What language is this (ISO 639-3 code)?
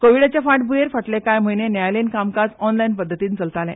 kok